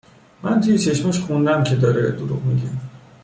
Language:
Persian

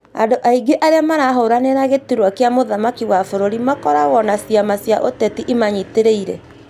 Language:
Kikuyu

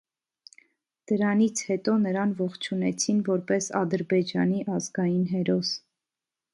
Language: Armenian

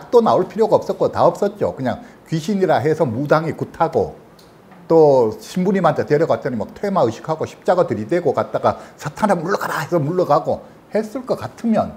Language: Korean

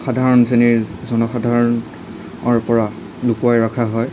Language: Assamese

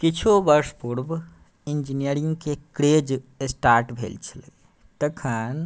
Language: Maithili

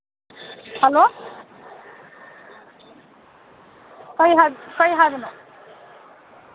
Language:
Manipuri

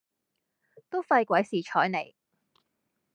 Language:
Cantonese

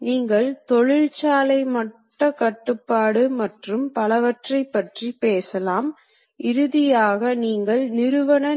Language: Tamil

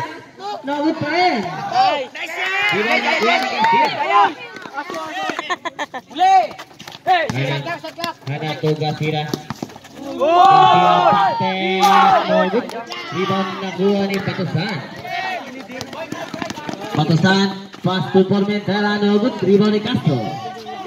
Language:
Indonesian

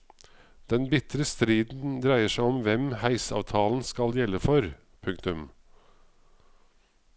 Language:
Norwegian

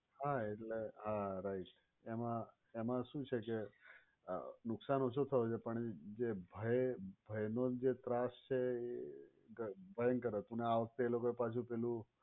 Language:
Gujarati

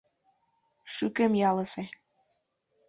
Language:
Mari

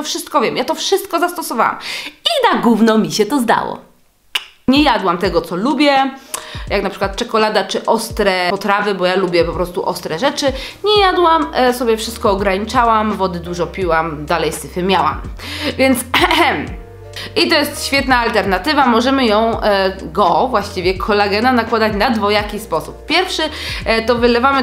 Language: Polish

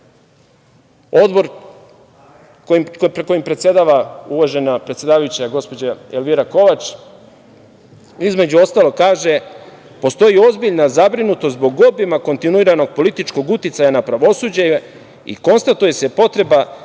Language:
Serbian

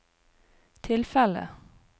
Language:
Norwegian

